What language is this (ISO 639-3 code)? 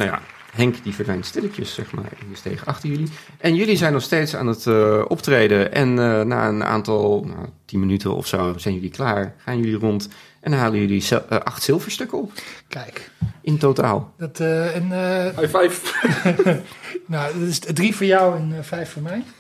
nld